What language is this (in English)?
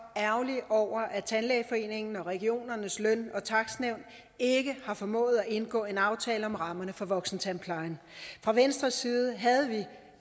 Danish